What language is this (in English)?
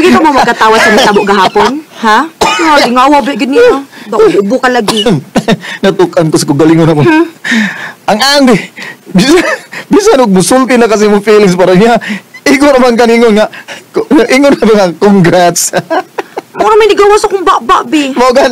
Filipino